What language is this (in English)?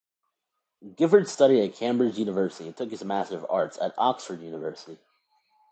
English